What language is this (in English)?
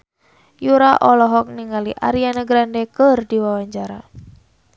Sundanese